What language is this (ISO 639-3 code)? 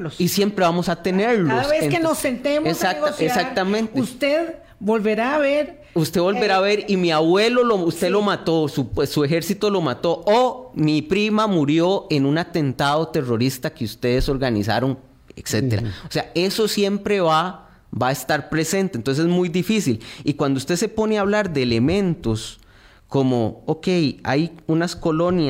spa